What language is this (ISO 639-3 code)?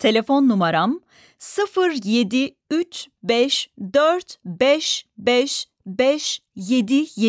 tur